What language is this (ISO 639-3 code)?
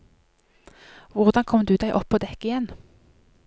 nor